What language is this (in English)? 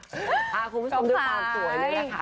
Thai